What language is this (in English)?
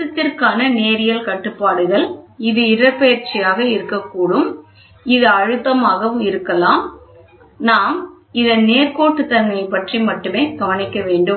Tamil